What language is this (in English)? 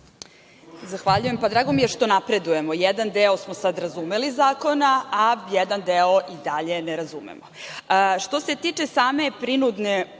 Serbian